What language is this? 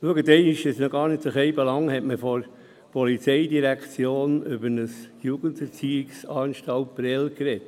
Swiss German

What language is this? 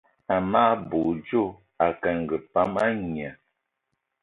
Eton (Cameroon)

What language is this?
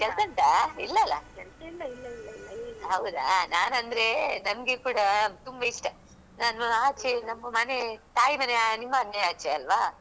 Kannada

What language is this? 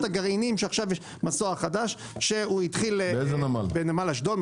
Hebrew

